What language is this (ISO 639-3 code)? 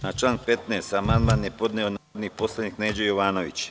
srp